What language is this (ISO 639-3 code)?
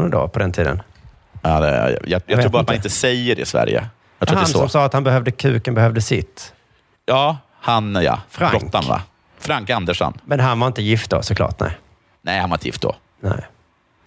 swe